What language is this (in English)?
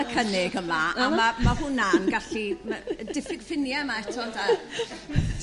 Welsh